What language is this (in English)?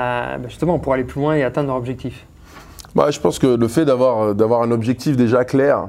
French